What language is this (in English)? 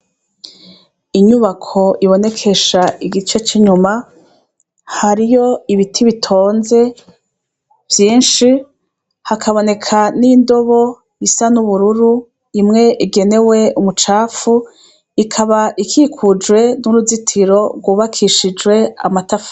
Rundi